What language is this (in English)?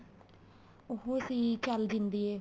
Punjabi